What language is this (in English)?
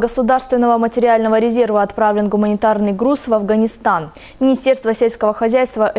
Russian